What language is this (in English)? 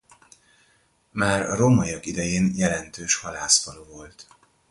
Hungarian